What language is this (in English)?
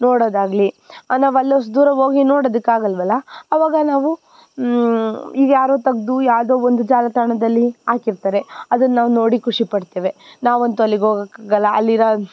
Kannada